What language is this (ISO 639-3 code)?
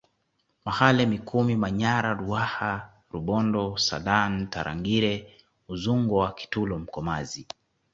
swa